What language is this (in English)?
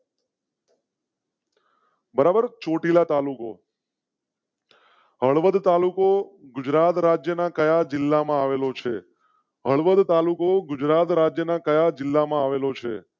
Gujarati